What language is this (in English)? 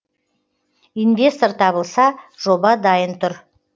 Kazakh